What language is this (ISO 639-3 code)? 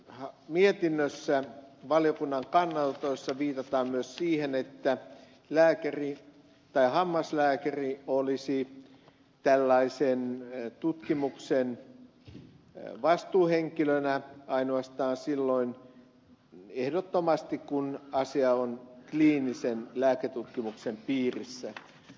fin